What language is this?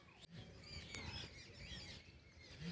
Bhojpuri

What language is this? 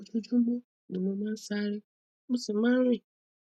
Yoruba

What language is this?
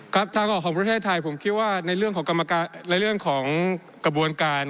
Thai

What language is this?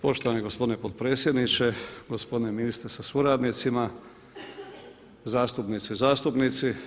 Croatian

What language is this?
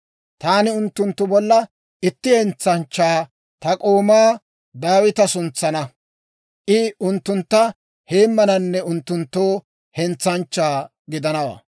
Dawro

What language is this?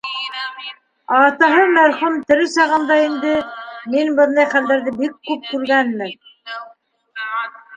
Bashkir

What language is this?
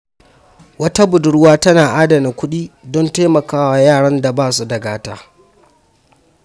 Hausa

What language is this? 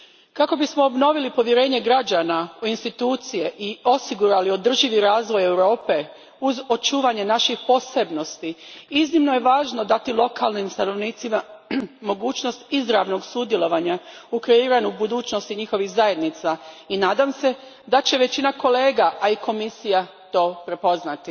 Croatian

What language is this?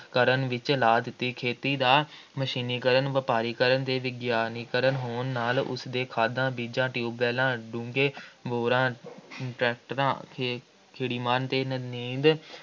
Punjabi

